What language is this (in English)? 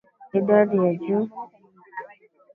Swahili